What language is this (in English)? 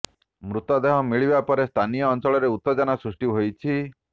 Odia